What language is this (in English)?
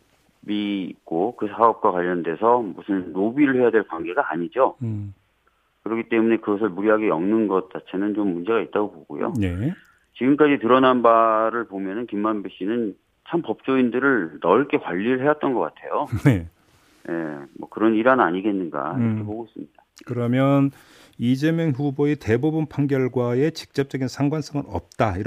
Korean